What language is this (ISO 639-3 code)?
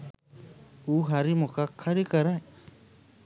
sin